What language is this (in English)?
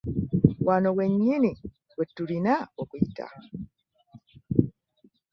Ganda